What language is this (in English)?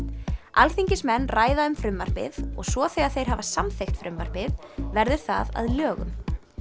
Icelandic